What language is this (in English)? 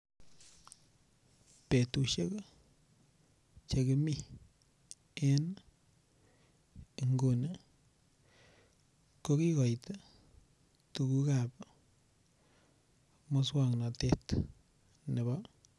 Kalenjin